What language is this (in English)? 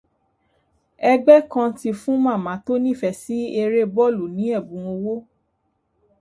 Yoruba